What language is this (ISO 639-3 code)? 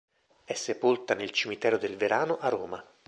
ita